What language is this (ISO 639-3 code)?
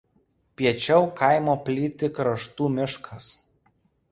lit